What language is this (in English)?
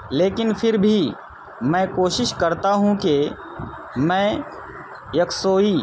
Urdu